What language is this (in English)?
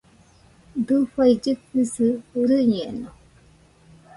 Nüpode Huitoto